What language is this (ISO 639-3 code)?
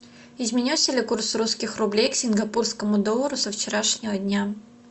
rus